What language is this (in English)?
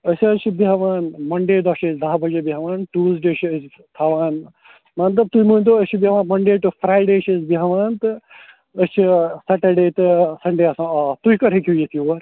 Kashmiri